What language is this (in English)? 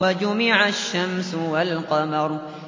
Arabic